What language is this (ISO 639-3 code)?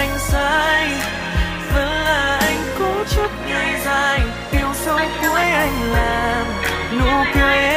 nld